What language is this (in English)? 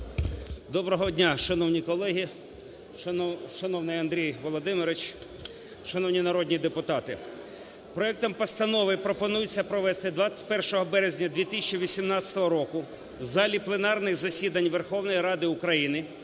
Ukrainian